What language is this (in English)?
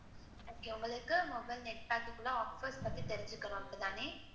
Tamil